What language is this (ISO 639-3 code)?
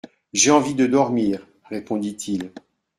fra